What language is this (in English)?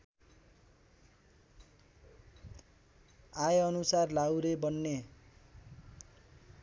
Nepali